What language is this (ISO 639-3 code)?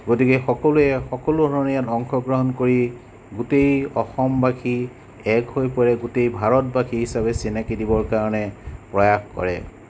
asm